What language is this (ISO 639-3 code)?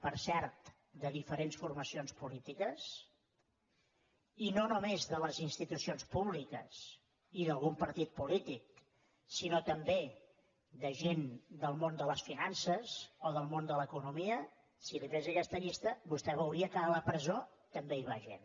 cat